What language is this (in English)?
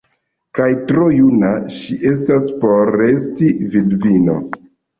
Esperanto